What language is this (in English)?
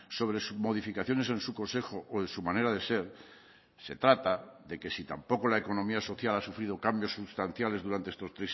Spanish